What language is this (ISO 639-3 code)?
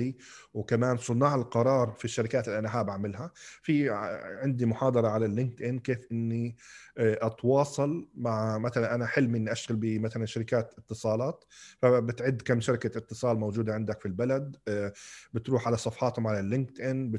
ara